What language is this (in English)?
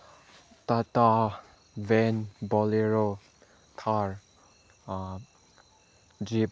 Manipuri